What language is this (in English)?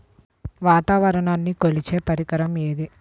Telugu